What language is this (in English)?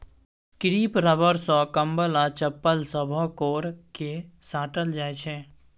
Maithili